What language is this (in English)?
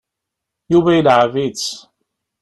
Kabyle